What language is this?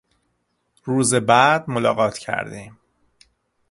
Persian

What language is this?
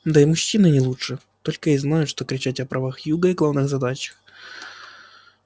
Russian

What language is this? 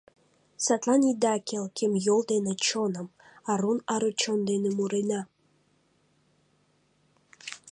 Mari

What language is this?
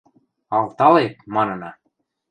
Western Mari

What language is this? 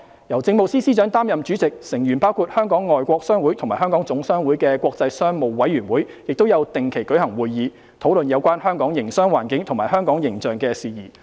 Cantonese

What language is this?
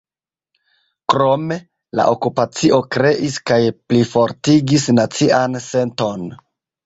Esperanto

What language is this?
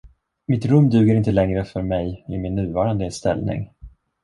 Swedish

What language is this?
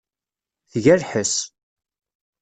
Kabyle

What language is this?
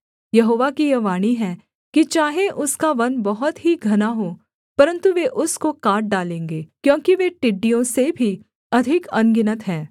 Hindi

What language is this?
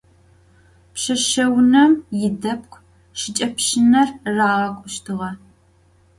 Adyghe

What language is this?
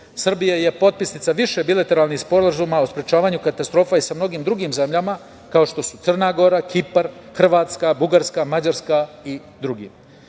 Serbian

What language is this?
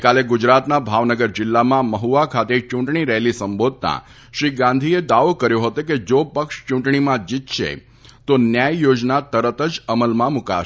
Gujarati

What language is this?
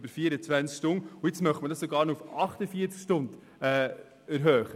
Swiss German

